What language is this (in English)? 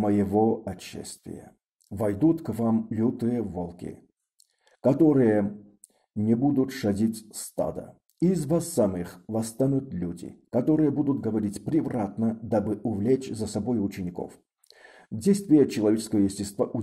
Russian